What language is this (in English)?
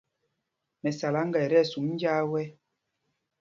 Mpumpong